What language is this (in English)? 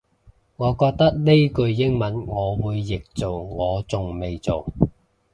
Cantonese